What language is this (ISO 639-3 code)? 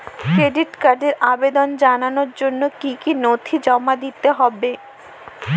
ben